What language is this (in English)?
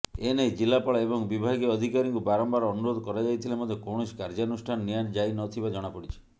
Odia